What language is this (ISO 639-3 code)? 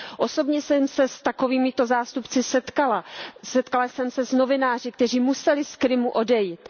ces